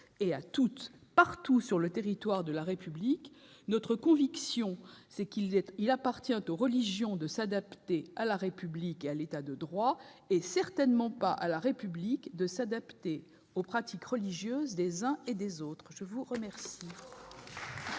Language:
French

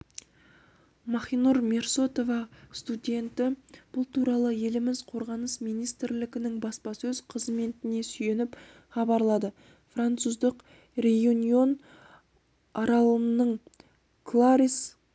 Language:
Kazakh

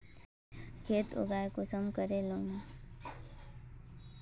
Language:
Magahi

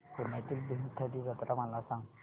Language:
Marathi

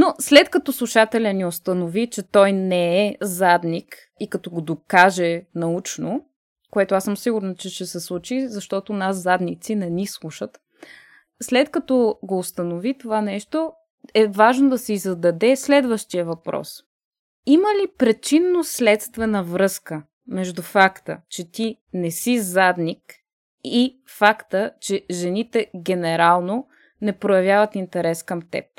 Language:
Bulgarian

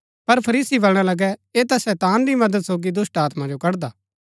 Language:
Gaddi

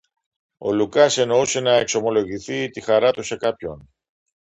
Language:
Greek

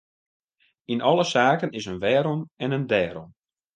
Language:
Western Frisian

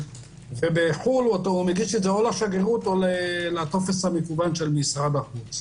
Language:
Hebrew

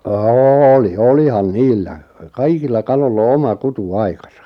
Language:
Finnish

